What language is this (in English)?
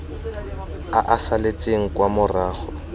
Tswana